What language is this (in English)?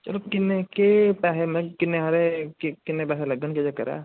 Dogri